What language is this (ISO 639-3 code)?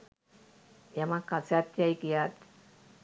sin